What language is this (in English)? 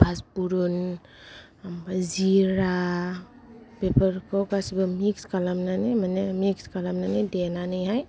Bodo